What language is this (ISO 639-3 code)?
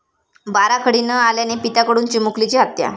mar